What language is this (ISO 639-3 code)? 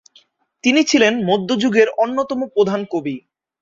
ben